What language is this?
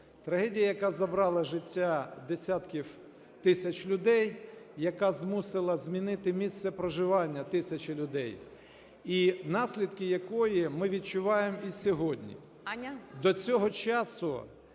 Ukrainian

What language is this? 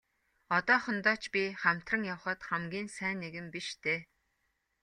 Mongolian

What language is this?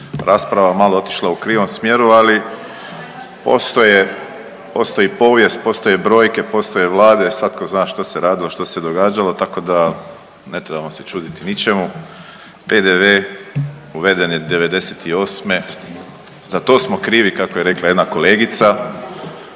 Croatian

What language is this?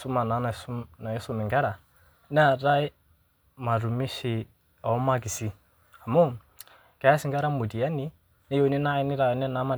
Masai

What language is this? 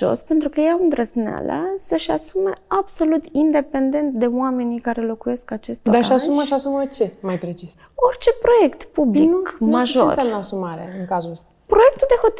Romanian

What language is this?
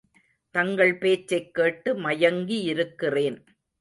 Tamil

